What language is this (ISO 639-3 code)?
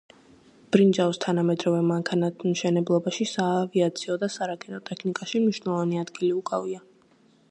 kat